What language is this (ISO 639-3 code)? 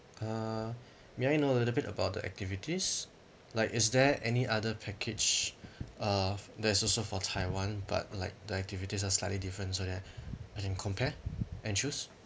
eng